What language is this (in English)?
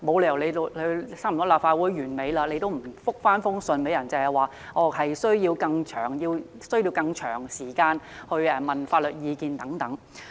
Cantonese